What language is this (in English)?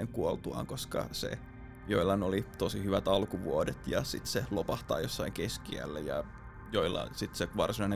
Finnish